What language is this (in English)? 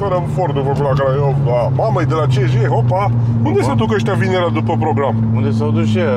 Romanian